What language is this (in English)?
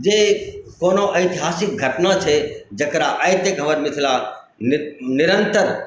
Maithili